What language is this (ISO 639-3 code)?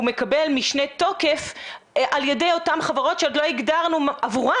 heb